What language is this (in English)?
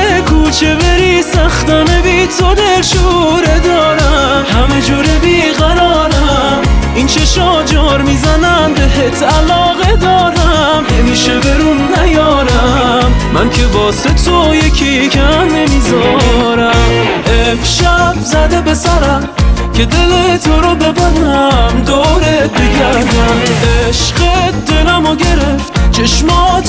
Persian